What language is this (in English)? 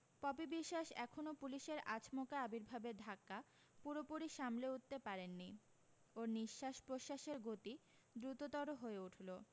Bangla